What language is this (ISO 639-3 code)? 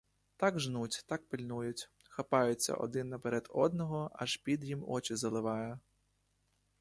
ukr